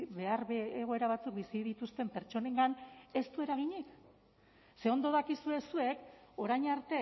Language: Basque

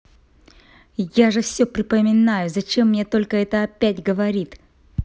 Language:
Russian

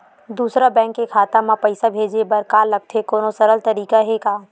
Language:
Chhattisgarhi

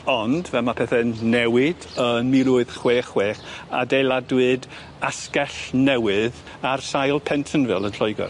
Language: Welsh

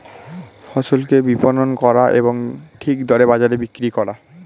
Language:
Bangla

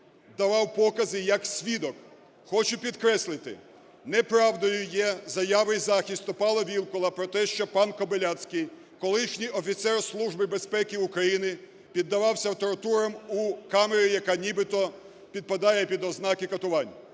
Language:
Ukrainian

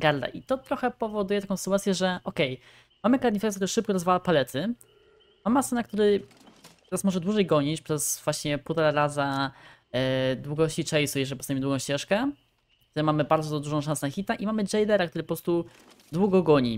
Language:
Polish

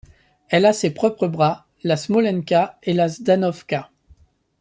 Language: French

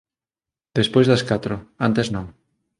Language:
Galician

